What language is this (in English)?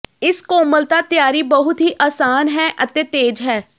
Punjabi